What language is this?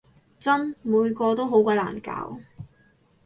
Cantonese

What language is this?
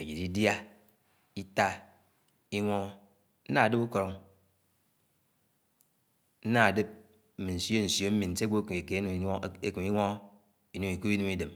Anaang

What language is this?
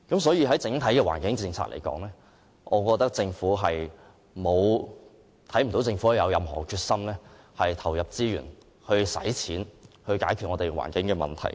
Cantonese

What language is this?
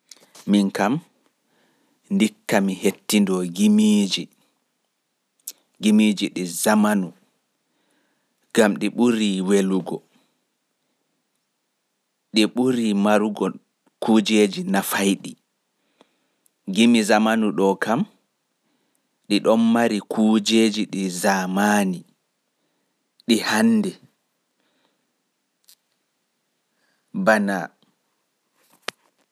Fula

